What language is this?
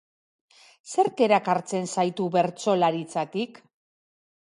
Basque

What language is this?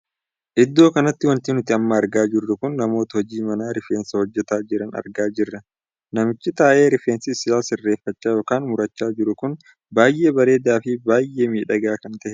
Oromo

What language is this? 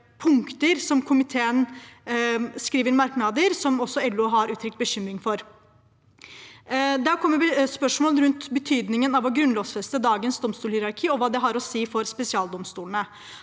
Norwegian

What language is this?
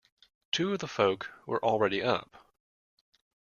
English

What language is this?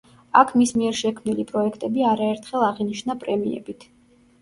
Georgian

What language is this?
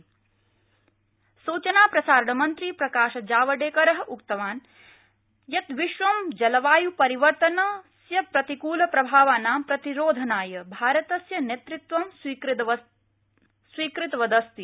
Sanskrit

